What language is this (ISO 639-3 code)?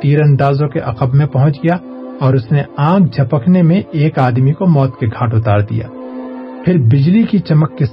urd